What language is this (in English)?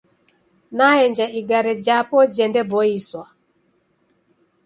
Taita